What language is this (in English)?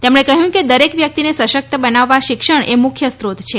Gujarati